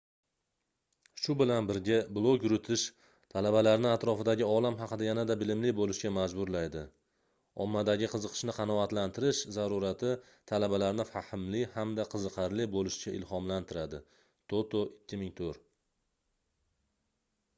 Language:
Uzbek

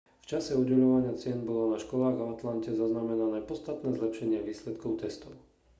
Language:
Slovak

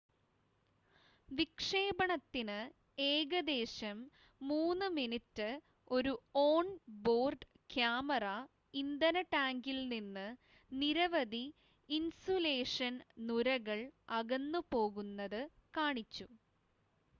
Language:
Malayalam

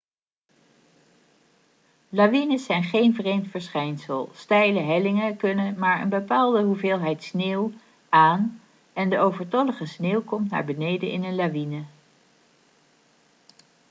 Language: Dutch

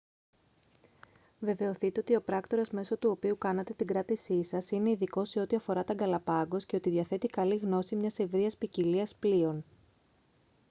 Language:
Greek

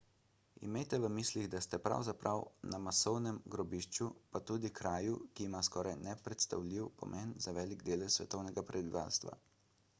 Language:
Slovenian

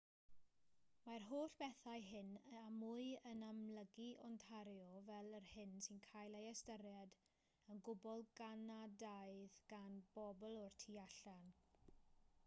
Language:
Welsh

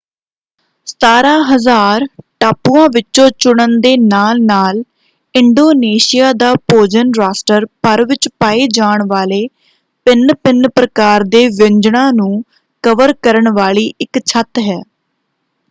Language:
Punjabi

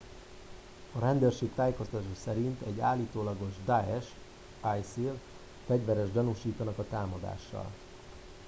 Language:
Hungarian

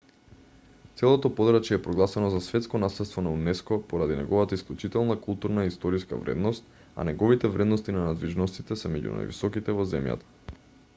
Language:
Macedonian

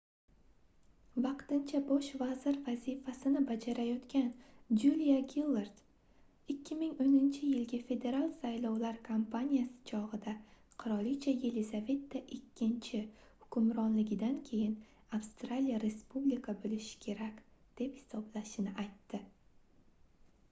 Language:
Uzbek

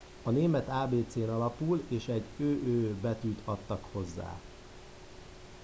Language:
Hungarian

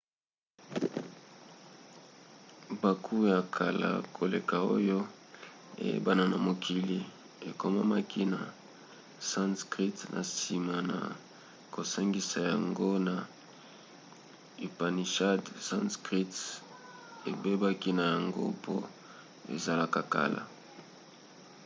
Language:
Lingala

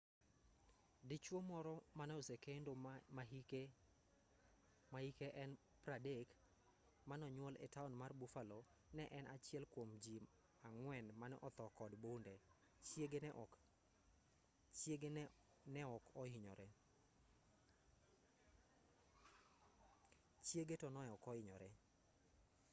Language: Luo (Kenya and Tanzania)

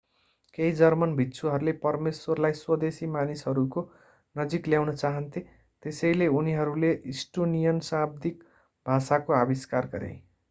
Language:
Nepali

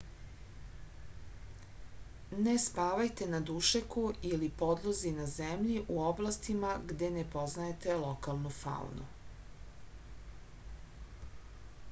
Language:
Serbian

